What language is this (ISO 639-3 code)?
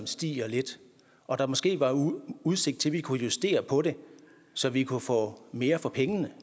dan